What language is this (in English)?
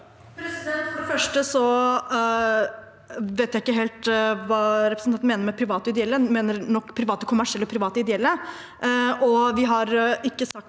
Norwegian